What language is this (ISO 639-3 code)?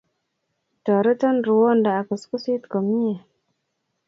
kln